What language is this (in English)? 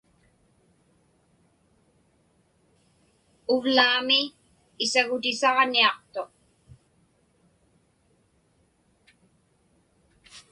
Inupiaq